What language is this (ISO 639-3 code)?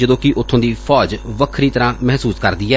pan